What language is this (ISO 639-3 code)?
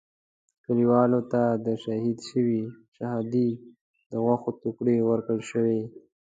pus